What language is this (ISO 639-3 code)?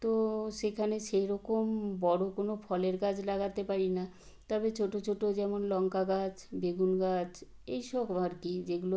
ben